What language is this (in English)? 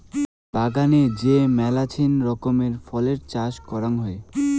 Bangla